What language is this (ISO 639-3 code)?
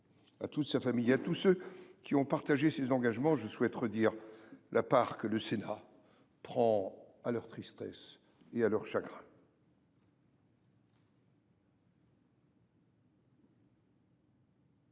fra